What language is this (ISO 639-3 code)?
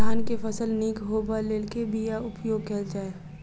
mai